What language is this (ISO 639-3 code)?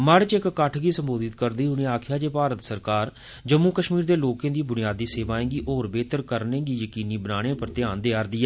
doi